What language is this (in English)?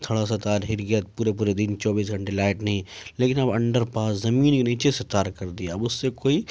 Urdu